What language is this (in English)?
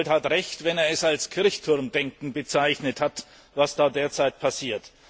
German